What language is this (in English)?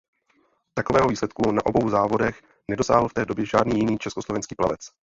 Czech